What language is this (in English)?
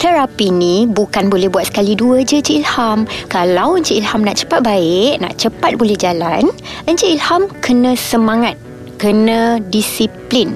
Malay